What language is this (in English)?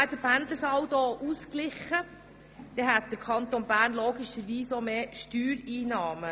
Swiss German